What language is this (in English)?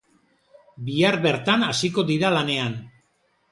Basque